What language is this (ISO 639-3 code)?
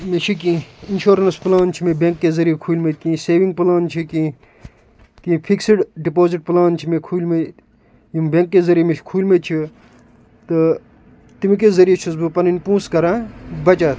kas